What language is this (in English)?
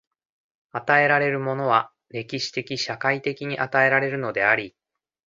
Japanese